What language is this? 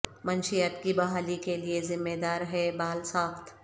Urdu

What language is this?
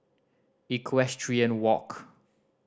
English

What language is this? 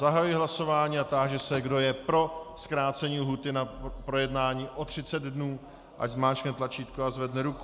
Czech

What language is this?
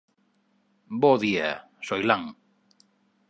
Galician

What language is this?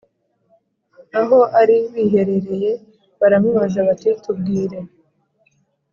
Kinyarwanda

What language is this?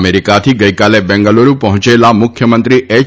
Gujarati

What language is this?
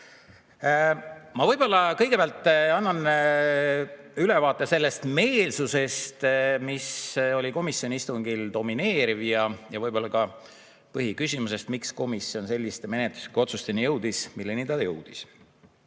Estonian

